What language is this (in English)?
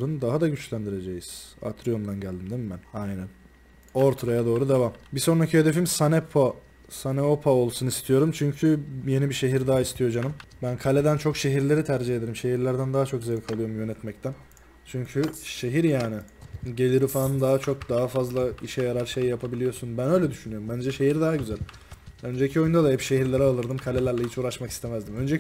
Turkish